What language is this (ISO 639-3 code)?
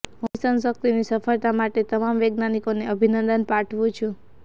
guj